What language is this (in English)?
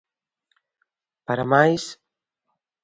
Galician